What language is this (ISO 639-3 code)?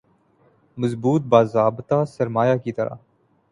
urd